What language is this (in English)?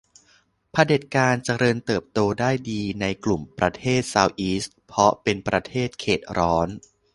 Thai